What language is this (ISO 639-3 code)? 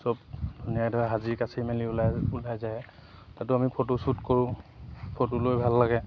asm